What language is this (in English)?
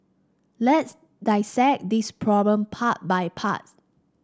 English